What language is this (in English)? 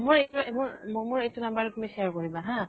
Assamese